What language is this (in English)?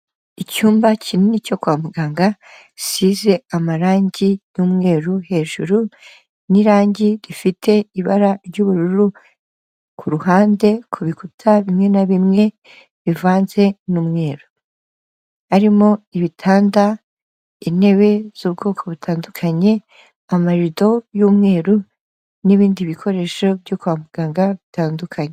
Kinyarwanda